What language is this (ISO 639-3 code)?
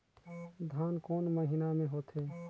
hne